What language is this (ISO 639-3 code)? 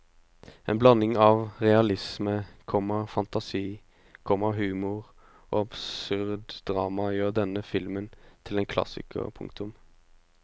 nor